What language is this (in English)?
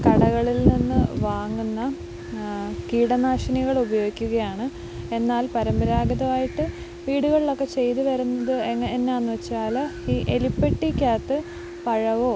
Malayalam